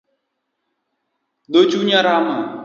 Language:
Luo (Kenya and Tanzania)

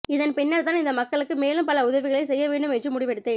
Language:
Tamil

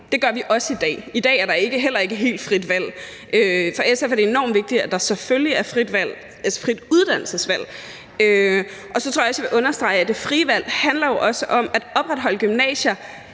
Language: Danish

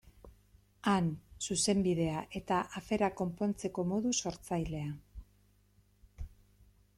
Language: Basque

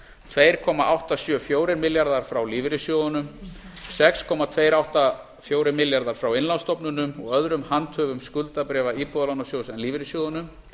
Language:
Icelandic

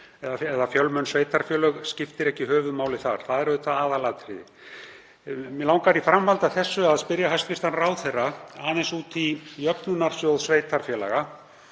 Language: Icelandic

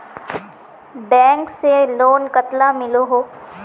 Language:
Magahi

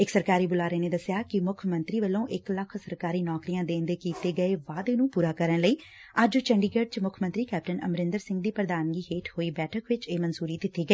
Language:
Punjabi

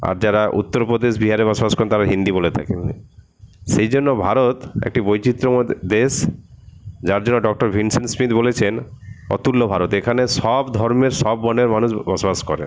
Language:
Bangla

